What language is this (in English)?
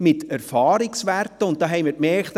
Swiss German